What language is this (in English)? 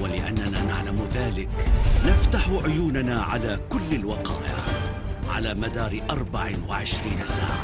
Arabic